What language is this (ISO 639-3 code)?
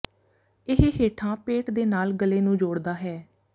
pan